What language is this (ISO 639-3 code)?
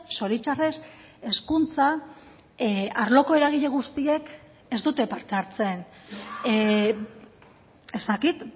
eus